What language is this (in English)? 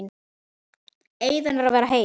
Icelandic